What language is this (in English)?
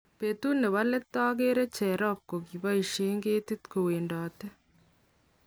Kalenjin